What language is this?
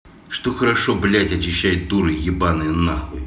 Russian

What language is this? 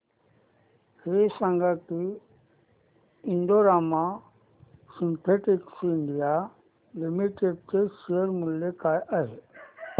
Marathi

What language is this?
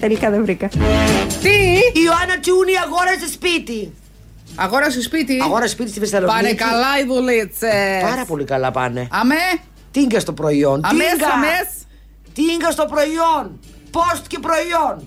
Greek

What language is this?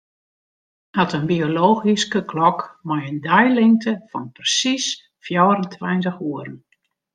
Western Frisian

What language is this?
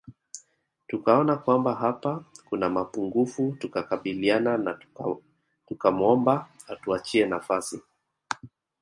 Swahili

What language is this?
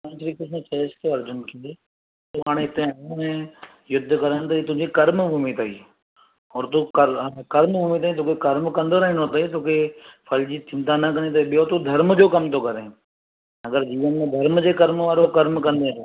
Sindhi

